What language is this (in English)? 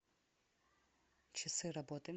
Russian